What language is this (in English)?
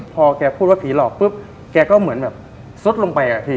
Thai